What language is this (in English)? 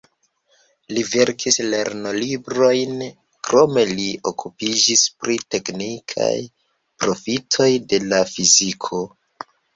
Esperanto